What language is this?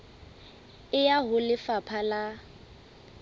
Southern Sotho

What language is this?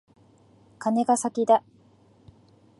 Japanese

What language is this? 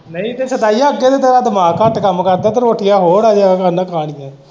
Punjabi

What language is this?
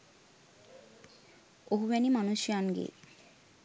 Sinhala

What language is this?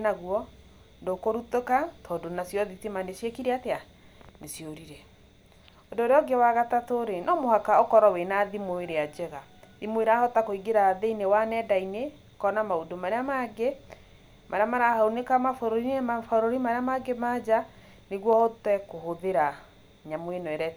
Kikuyu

